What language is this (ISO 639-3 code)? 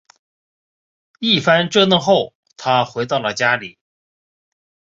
zho